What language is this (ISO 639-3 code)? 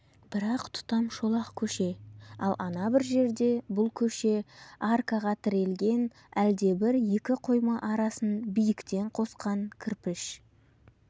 kaz